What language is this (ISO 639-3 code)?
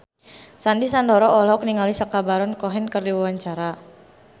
sun